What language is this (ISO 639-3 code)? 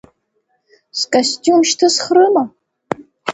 abk